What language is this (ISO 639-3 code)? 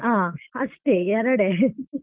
kan